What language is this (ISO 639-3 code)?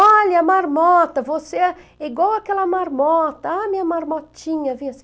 por